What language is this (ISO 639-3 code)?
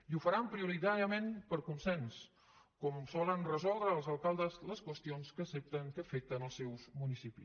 cat